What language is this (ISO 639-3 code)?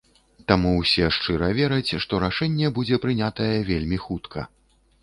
bel